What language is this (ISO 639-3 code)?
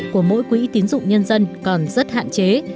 vie